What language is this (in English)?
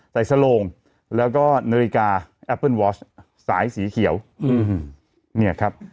Thai